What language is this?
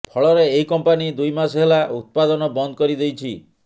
Odia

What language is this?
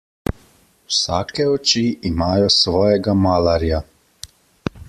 Slovenian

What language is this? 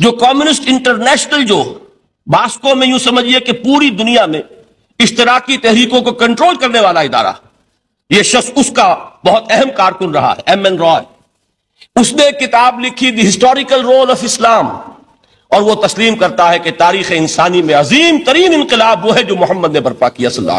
Hindi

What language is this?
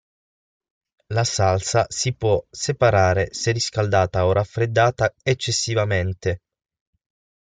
Italian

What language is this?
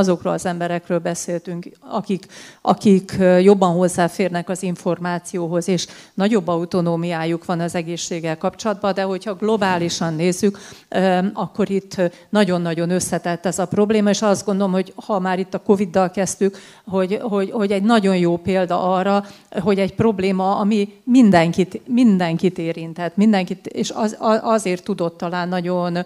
Hungarian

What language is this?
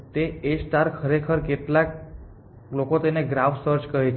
Gujarati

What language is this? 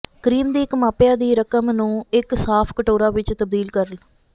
Punjabi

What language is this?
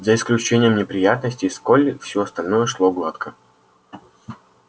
Russian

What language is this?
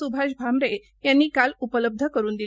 Marathi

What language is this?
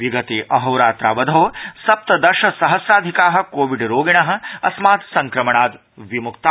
Sanskrit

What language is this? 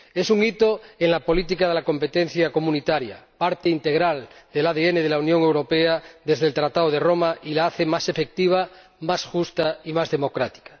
Spanish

